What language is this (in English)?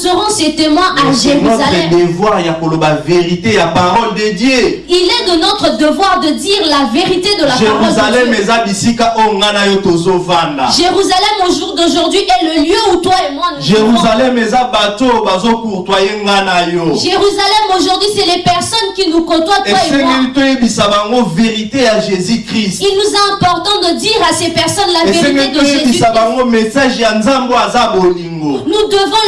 French